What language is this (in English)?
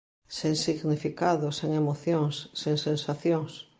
Galician